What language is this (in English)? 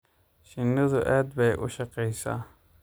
Somali